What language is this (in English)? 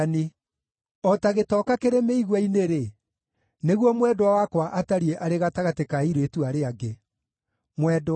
Kikuyu